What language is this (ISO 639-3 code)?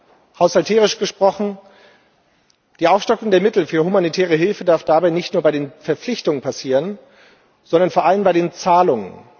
deu